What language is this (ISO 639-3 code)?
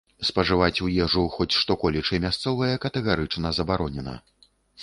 bel